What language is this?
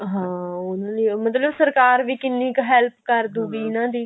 Punjabi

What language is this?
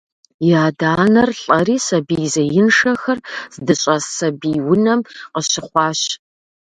Kabardian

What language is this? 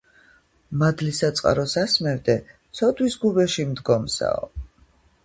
Georgian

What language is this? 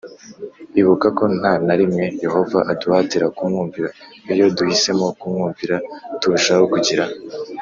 Kinyarwanda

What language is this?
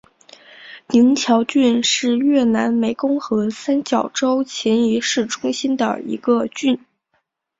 Chinese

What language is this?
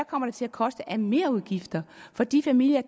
Danish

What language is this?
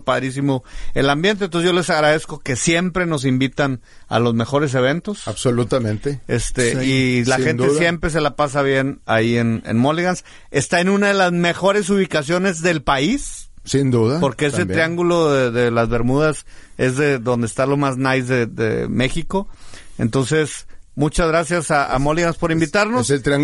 Spanish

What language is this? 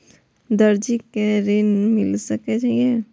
Maithili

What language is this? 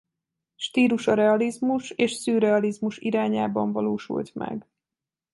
Hungarian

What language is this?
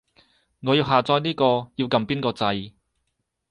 Cantonese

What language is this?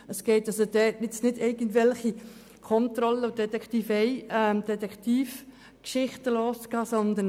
Swiss German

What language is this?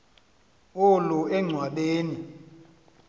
Xhosa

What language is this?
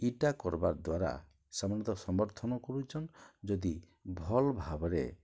Odia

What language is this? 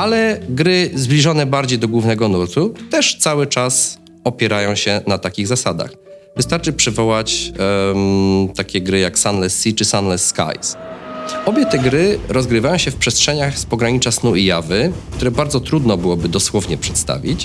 Polish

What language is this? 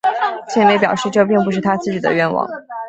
Chinese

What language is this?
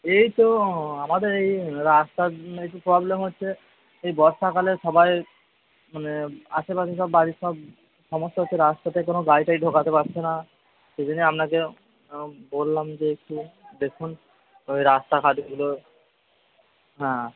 Bangla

